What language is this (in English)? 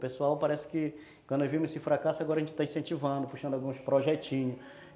Portuguese